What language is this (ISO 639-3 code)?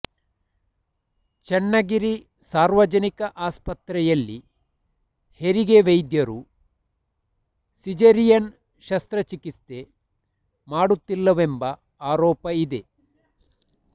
kan